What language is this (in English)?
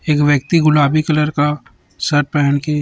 Hindi